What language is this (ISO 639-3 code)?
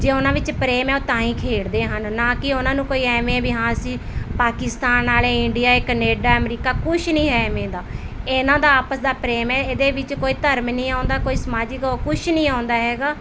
pan